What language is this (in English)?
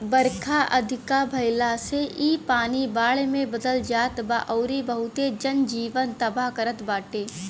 Bhojpuri